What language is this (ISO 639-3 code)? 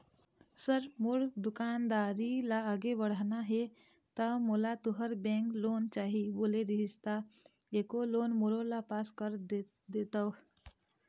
hne